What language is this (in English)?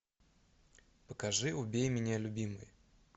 Russian